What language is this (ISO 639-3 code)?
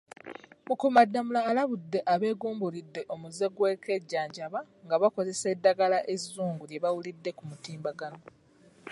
lug